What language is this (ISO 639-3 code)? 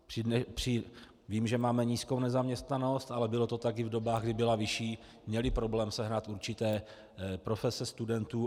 ces